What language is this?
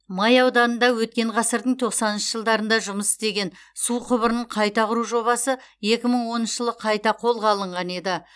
Kazakh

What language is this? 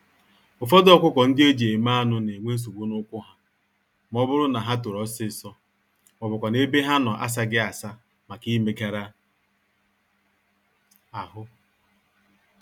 Igbo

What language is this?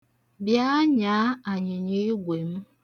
Igbo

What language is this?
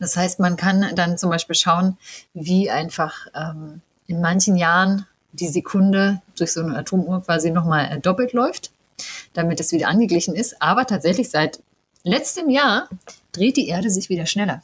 German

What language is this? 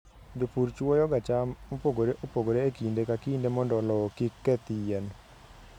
Luo (Kenya and Tanzania)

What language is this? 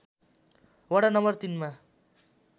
Nepali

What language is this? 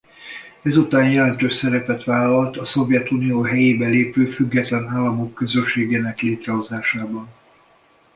Hungarian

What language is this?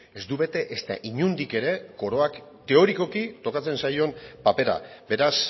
Basque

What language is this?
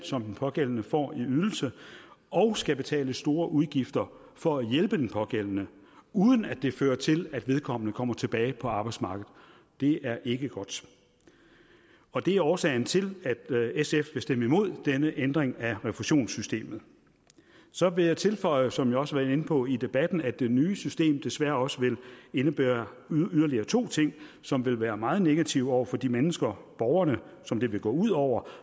Danish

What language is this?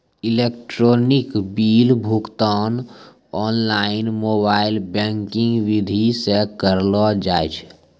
Maithili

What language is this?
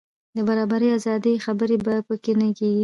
Pashto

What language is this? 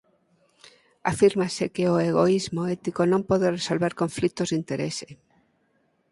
Galician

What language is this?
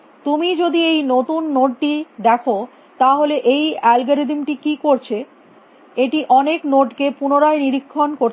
Bangla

